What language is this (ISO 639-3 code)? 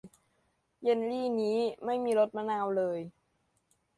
tha